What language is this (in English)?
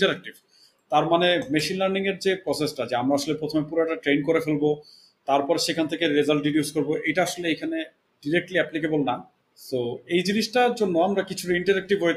Bangla